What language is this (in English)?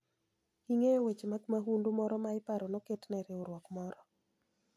Luo (Kenya and Tanzania)